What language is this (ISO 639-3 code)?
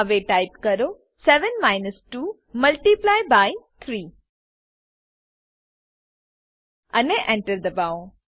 guj